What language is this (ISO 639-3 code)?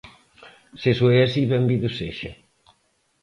glg